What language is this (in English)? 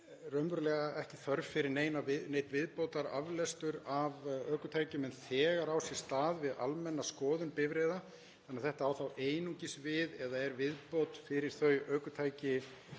Icelandic